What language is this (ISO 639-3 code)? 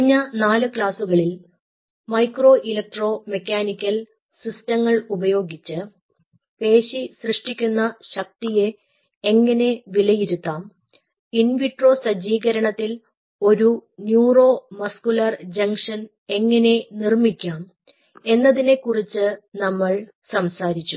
mal